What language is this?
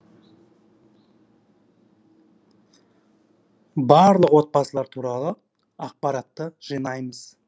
Kazakh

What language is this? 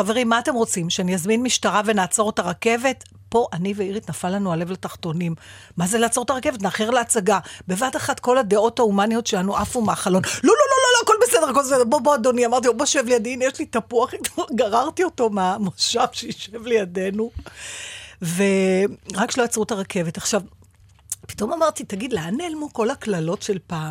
Hebrew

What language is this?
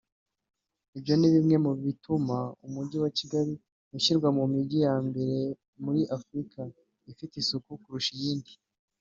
Kinyarwanda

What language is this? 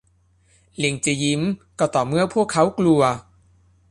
Thai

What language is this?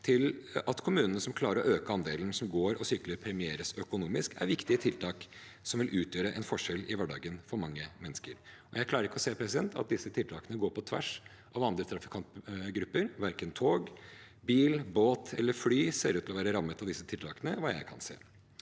Norwegian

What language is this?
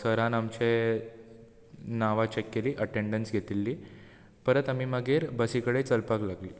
Konkani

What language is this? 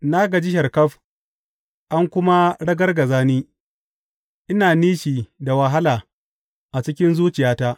Hausa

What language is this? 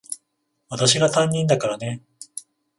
Japanese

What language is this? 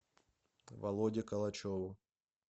Russian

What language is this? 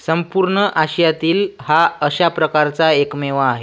Marathi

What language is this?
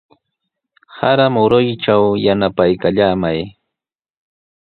Sihuas Ancash Quechua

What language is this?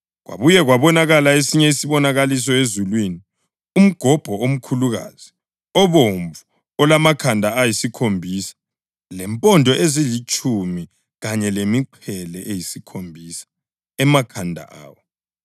North Ndebele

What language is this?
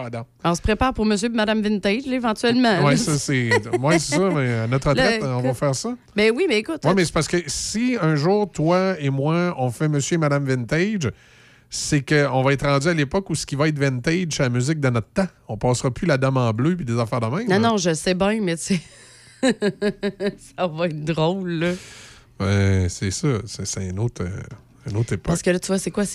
French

